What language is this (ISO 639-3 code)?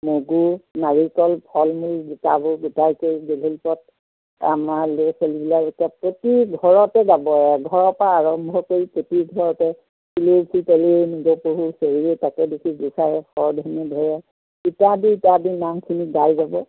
asm